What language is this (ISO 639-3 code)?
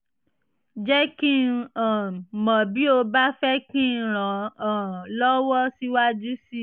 yor